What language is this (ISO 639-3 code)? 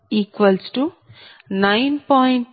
tel